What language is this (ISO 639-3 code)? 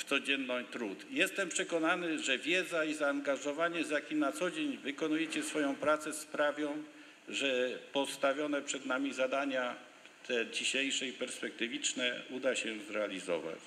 pol